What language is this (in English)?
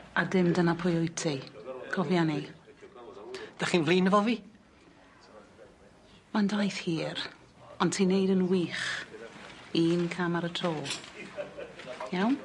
Welsh